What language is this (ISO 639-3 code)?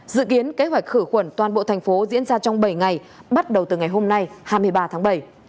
vie